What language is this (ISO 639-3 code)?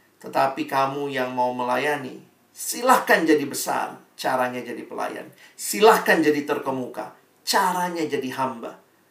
ind